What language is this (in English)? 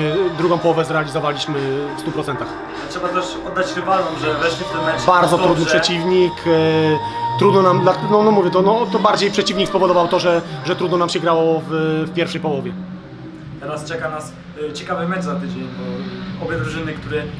Polish